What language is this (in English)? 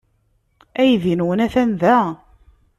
Kabyle